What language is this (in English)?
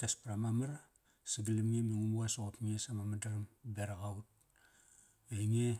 Kairak